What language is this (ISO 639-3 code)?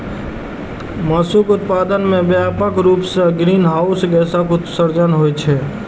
mai